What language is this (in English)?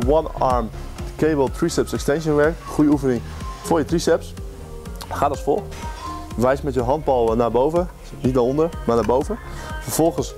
Dutch